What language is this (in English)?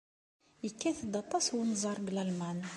Kabyle